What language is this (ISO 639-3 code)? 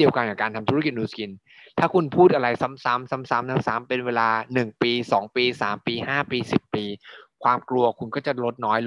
tha